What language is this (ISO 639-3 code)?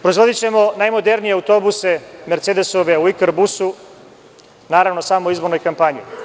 srp